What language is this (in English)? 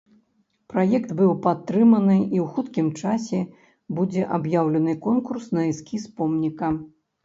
Belarusian